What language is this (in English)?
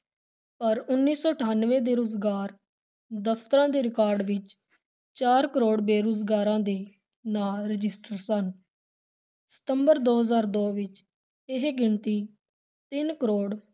Punjabi